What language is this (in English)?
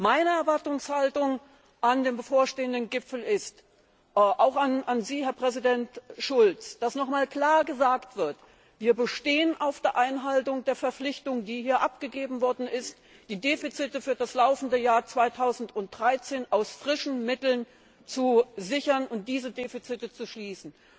German